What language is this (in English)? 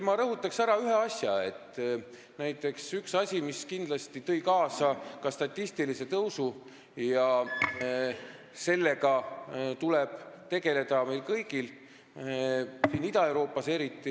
Estonian